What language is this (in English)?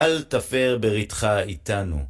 Hebrew